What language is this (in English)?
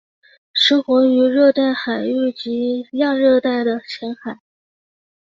Chinese